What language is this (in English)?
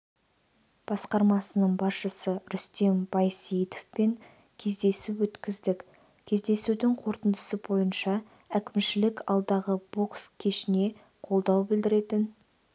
Kazakh